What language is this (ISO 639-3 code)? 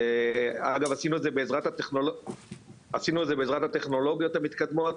heb